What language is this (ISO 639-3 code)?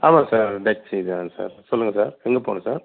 tam